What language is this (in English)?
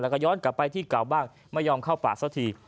Thai